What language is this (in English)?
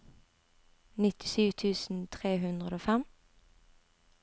Norwegian